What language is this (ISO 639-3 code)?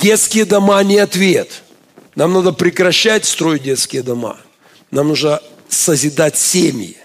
rus